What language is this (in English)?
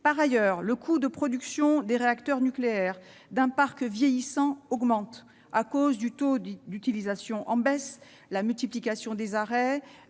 French